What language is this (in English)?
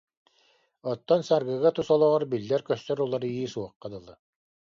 Yakut